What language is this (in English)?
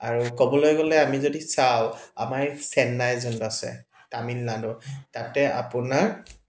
Assamese